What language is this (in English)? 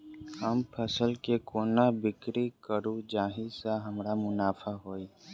Maithili